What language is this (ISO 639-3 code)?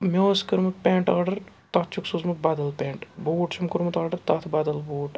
kas